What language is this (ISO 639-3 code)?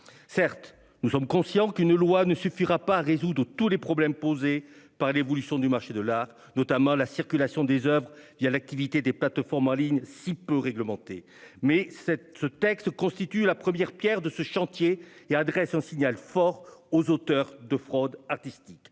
fra